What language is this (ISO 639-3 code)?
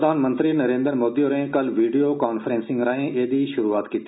doi